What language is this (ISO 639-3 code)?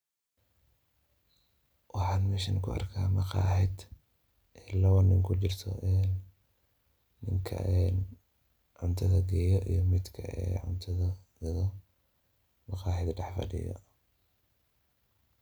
som